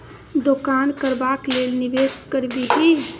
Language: Maithili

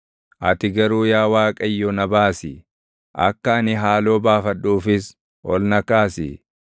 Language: Oromo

